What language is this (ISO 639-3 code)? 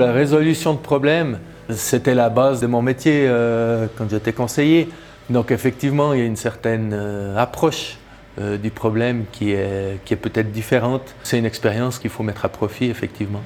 fra